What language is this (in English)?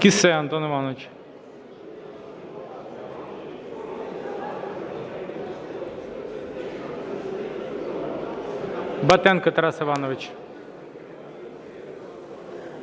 Ukrainian